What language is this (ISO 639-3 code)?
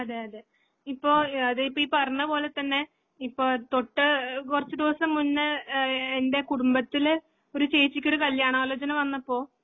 mal